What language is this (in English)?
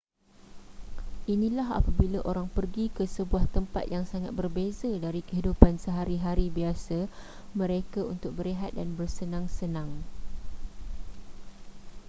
Malay